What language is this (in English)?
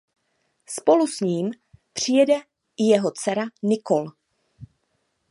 Czech